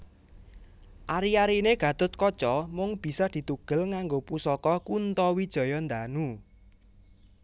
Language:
Javanese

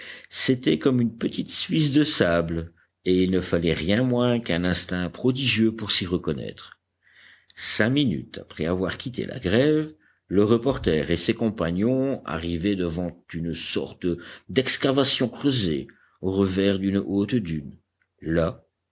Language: French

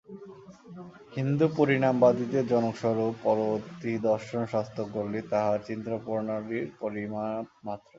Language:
Bangla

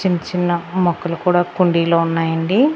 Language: Telugu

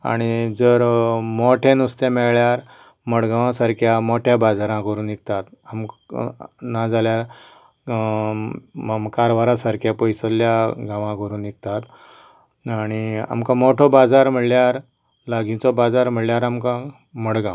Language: Konkani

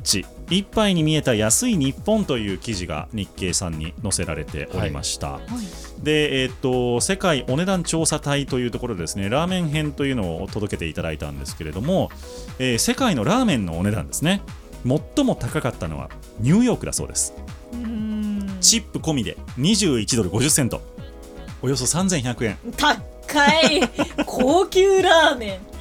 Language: Japanese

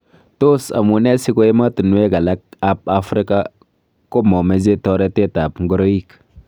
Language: Kalenjin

